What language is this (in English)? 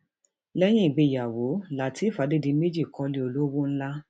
Yoruba